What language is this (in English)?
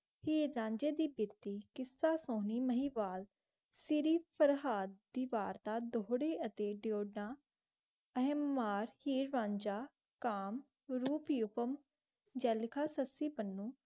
Punjabi